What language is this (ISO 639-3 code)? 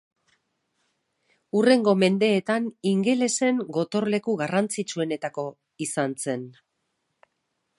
eus